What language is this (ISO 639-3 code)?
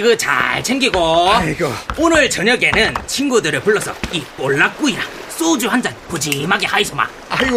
kor